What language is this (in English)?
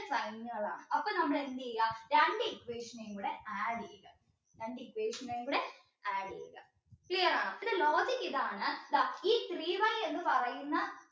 Malayalam